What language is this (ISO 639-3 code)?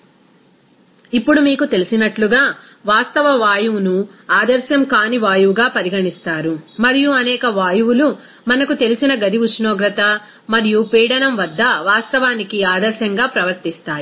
tel